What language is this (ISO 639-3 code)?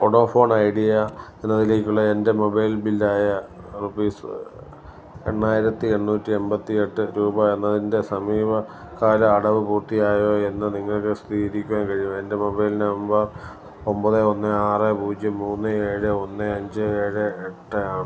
mal